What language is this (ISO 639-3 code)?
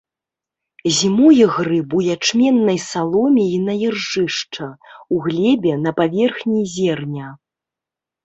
bel